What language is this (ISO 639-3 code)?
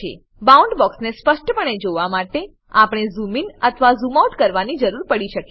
guj